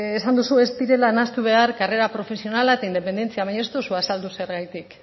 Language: Basque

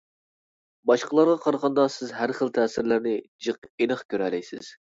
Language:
Uyghur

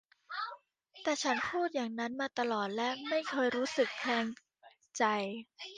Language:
Thai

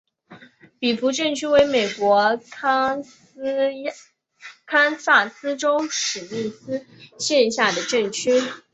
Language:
Chinese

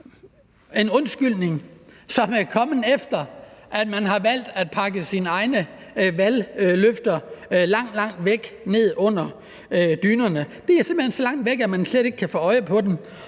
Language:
Danish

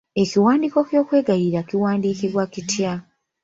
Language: Ganda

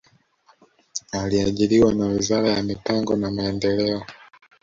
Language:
Swahili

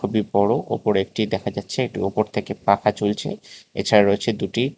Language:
Bangla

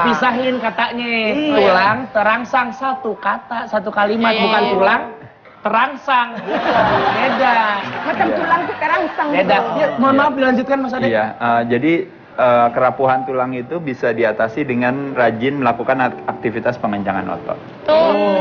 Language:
Indonesian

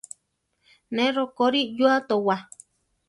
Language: Central Tarahumara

